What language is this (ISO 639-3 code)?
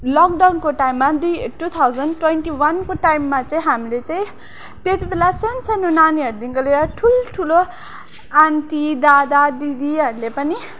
nep